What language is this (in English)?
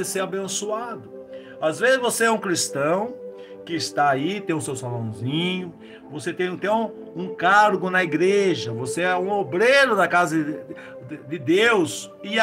Portuguese